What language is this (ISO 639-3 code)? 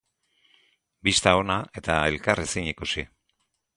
eus